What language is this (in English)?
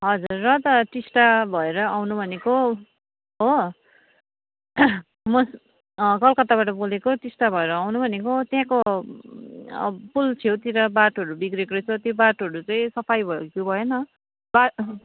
Nepali